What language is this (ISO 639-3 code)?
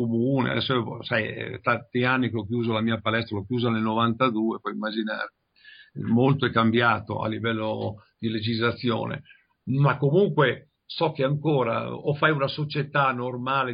ita